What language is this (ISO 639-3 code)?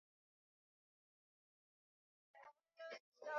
swa